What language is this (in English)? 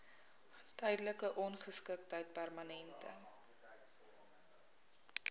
Afrikaans